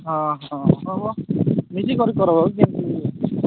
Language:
Odia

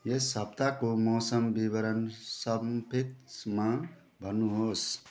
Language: Nepali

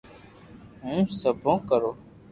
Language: Loarki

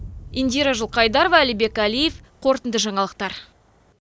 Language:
Kazakh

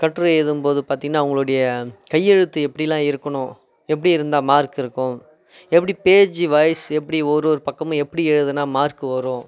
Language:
Tamil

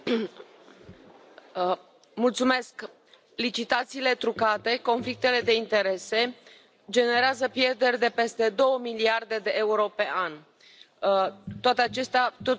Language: Romanian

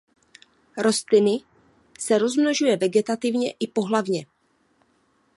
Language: Czech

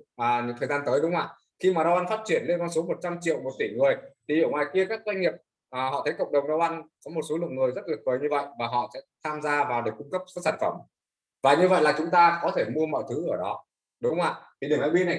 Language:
Vietnamese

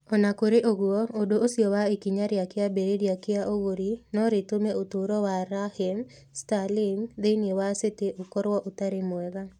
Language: Kikuyu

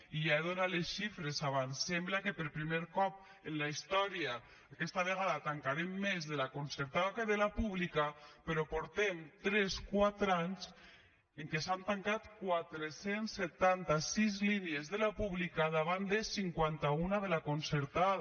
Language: Catalan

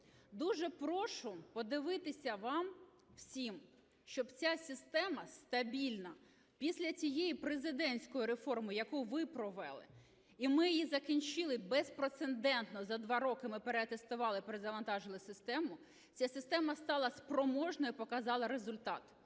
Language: Ukrainian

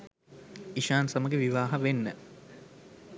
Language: Sinhala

